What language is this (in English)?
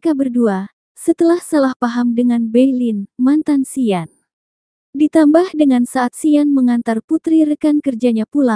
Indonesian